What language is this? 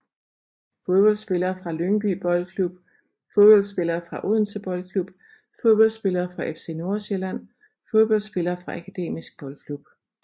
Danish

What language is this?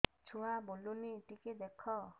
Odia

